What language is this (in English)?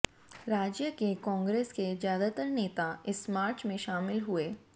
Hindi